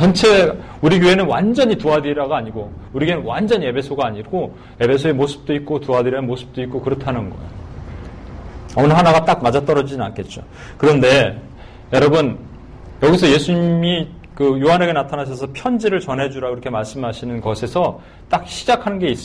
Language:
Korean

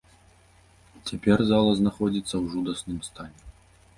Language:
Belarusian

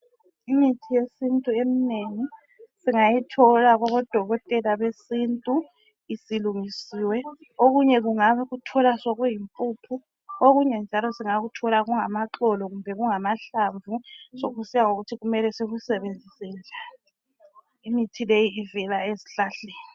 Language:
North Ndebele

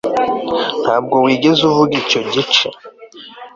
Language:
Kinyarwanda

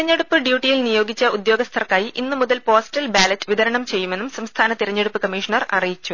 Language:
Malayalam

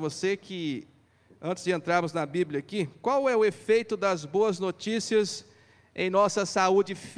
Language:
Portuguese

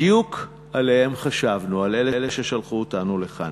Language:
Hebrew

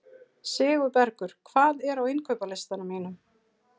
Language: Icelandic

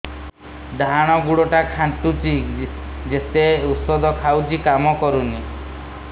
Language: Odia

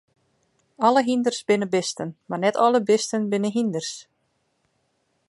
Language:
Western Frisian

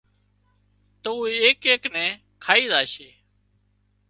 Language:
Wadiyara Koli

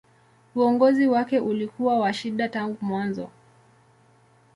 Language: Swahili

